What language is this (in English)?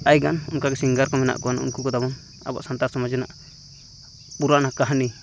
Santali